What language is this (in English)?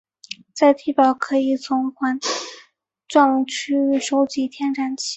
Chinese